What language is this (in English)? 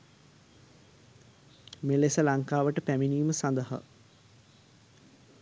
Sinhala